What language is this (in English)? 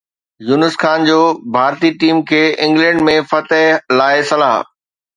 Sindhi